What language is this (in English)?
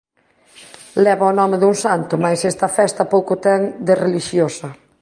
Galician